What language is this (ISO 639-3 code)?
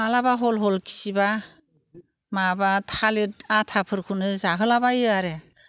brx